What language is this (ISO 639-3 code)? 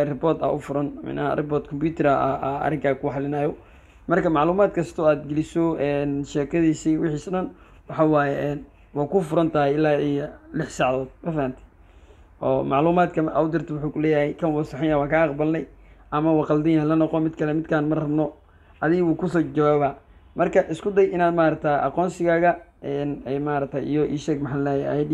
ara